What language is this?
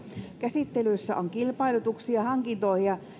Finnish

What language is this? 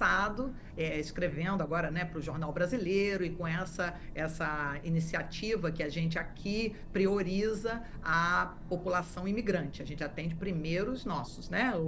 Portuguese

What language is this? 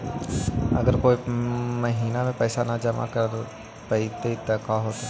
Magahi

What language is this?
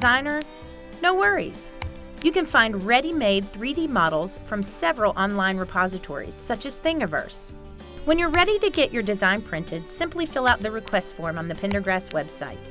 English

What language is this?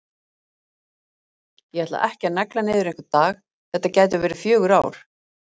Icelandic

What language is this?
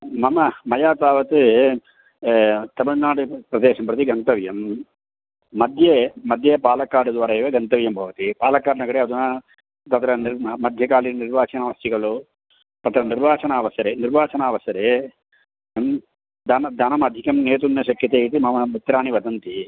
Sanskrit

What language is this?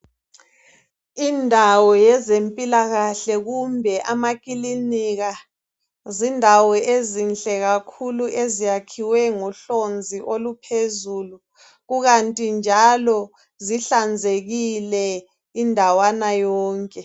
North Ndebele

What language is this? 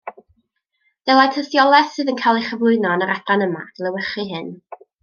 Welsh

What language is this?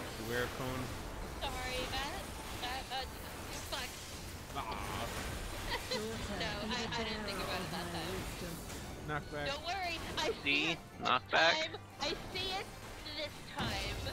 English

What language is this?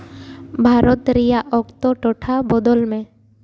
Santali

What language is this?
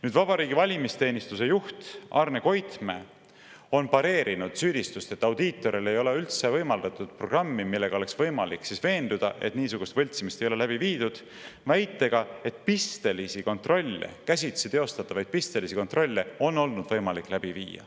Estonian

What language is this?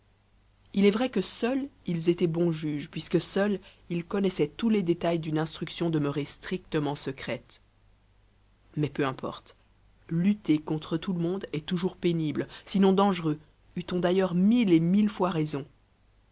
French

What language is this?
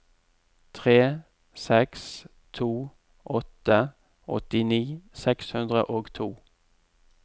Norwegian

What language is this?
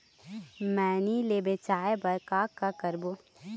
Chhattisgarhi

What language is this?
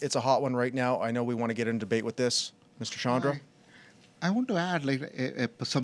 English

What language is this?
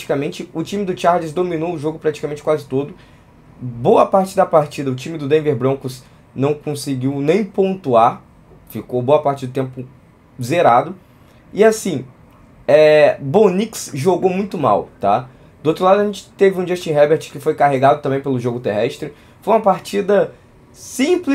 Portuguese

